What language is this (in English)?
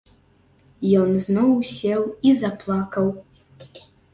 Belarusian